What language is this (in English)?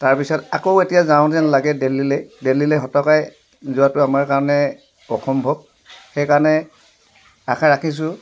Assamese